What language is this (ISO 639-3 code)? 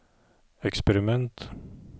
nor